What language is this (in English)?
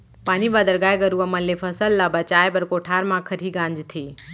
Chhattisgarhi